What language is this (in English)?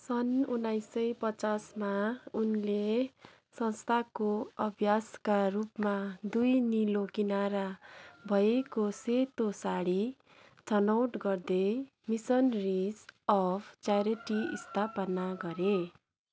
Nepali